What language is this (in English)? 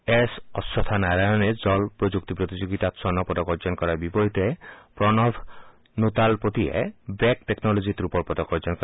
Assamese